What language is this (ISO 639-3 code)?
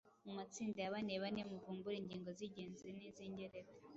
kin